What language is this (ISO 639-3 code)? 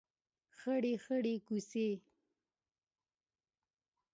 pus